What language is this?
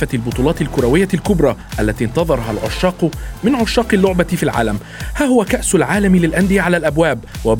Arabic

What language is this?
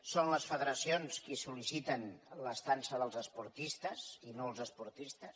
Catalan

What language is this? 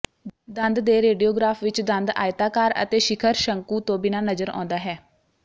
Punjabi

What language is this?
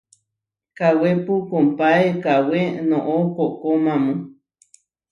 Huarijio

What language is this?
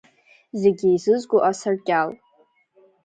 Abkhazian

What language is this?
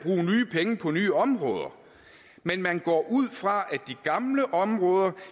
Danish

